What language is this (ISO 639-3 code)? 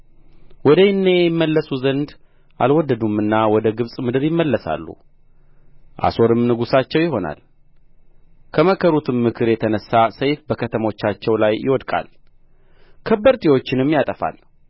amh